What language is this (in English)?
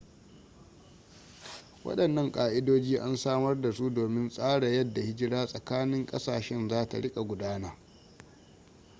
Hausa